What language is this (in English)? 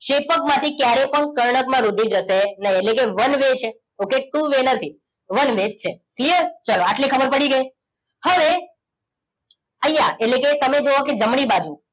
Gujarati